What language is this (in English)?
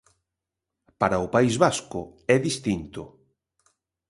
Galician